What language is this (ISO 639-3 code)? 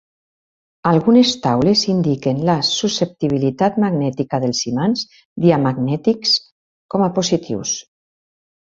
cat